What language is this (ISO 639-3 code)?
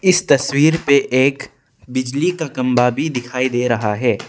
hin